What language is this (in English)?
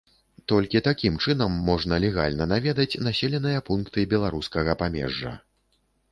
Belarusian